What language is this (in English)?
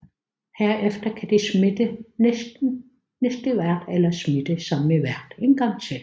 Danish